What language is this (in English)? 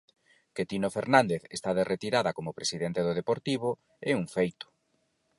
Galician